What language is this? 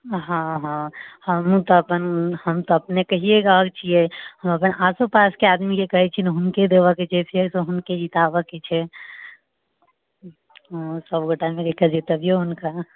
Maithili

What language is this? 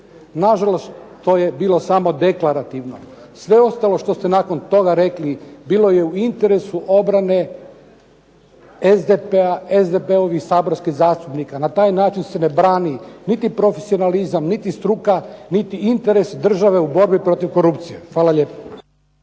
Croatian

